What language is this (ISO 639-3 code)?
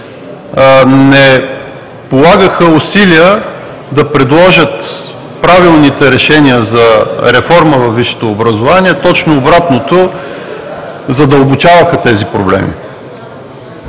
bul